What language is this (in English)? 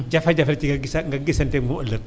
Wolof